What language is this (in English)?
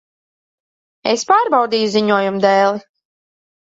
Latvian